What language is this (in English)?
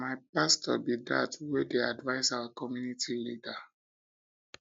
Nigerian Pidgin